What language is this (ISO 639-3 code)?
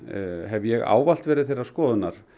isl